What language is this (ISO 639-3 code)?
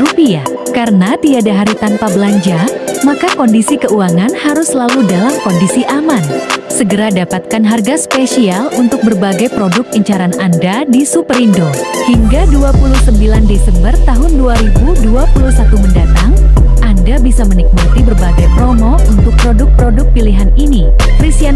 ind